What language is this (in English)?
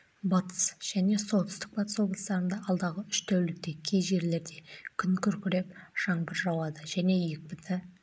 Kazakh